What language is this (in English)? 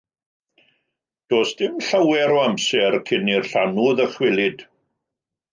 Welsh